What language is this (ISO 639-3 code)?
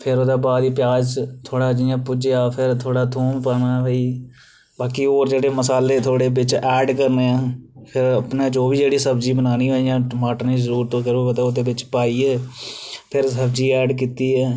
doi